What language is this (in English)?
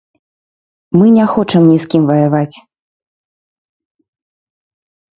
Belarusian